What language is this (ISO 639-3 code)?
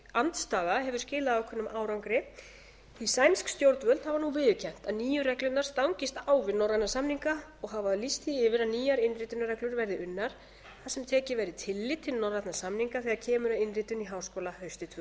isl